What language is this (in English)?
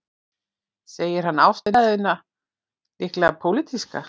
Icelandic